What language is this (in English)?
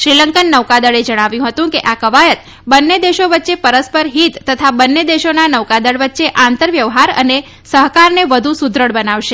Gujarati